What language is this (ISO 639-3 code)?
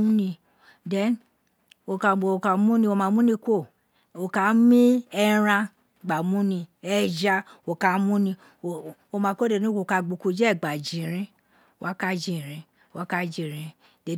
its